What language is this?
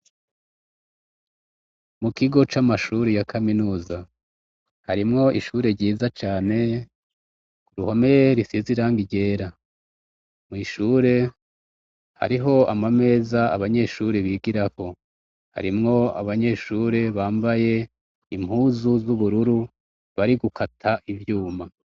Rundi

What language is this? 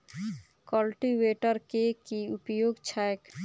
Maithili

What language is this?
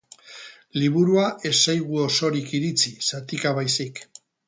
Basque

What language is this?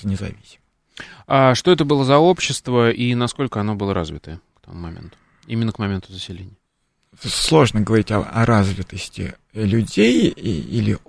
Russian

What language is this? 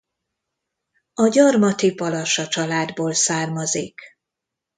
Hungarian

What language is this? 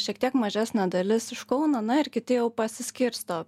Lithuanian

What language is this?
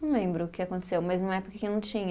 Portuguese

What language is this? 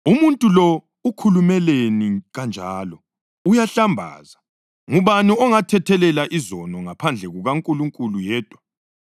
North Ndebele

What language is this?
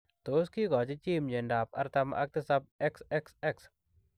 Kalenjin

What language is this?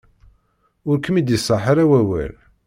Kabyle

